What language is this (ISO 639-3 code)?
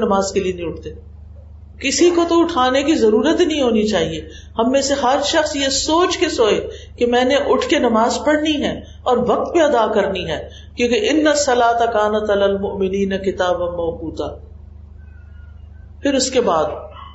urd